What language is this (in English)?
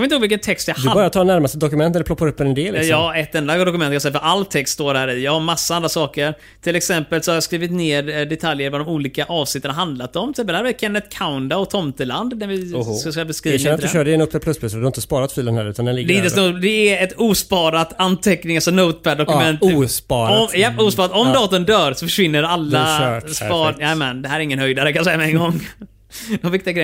Swedish